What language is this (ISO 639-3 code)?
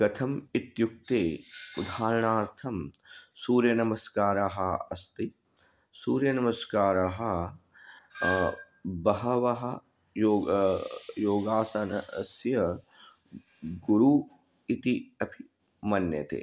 san